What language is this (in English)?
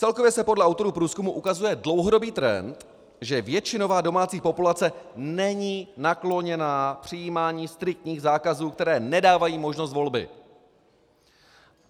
Czech